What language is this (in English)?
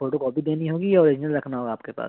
Urdu